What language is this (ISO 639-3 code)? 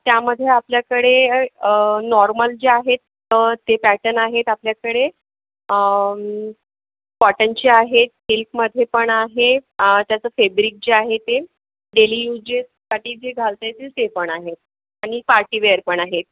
mar